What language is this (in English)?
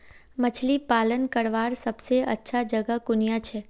Magahi